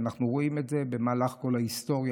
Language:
Hebrew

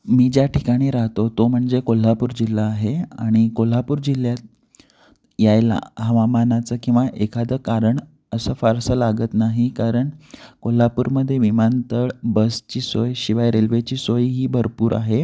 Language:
Marathi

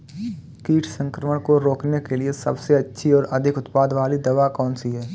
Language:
Hindi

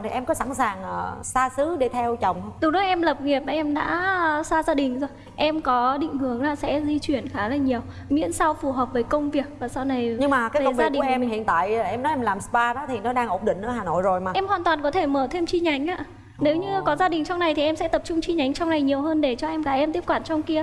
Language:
Vietnamese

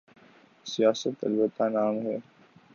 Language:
Urdu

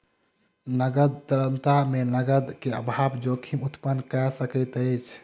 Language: Maithili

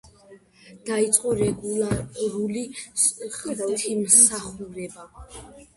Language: Georgian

